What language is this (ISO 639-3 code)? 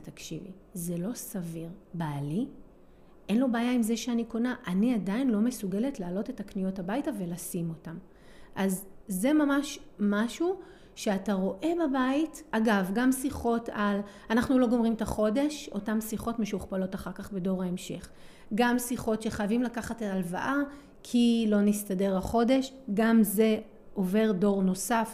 heb